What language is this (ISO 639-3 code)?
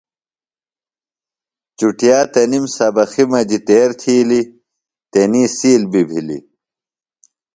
phl